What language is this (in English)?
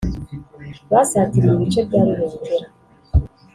Kinyarwanda